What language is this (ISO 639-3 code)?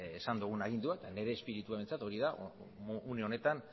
eus